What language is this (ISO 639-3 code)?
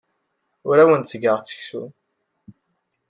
kab